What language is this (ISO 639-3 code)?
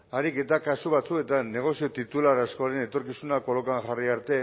eus